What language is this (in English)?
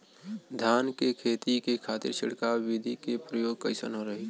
Bhojpuri